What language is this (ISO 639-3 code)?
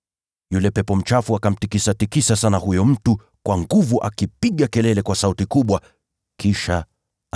swa